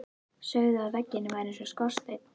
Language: Icelandic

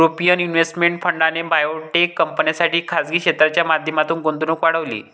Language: Marathi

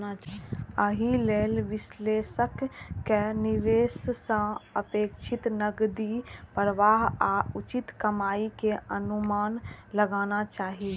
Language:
Maithili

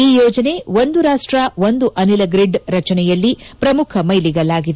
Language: Kannada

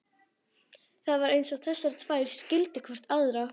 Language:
Icelandic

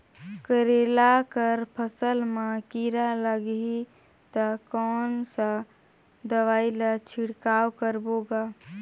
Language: Chhattisgarhi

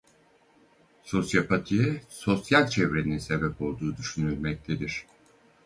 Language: Turkish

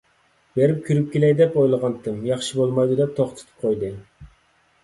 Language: Uyghur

